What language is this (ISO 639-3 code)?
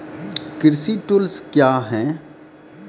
mai